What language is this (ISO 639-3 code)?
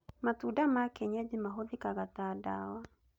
kik